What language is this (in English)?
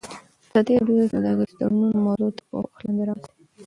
Pashto